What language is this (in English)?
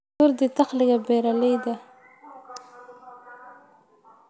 Somali